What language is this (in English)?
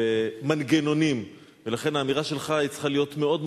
Hebrew